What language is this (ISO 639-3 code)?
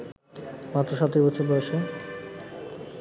ben